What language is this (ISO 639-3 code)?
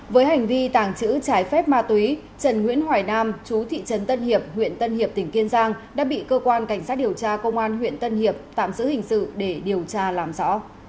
vie